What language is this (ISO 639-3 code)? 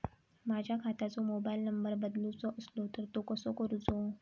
mar